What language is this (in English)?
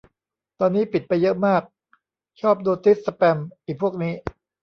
Thai